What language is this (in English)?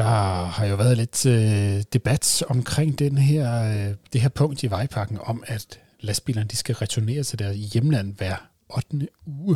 Danish